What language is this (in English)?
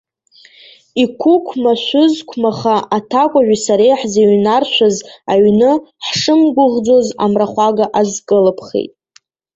Abkhazian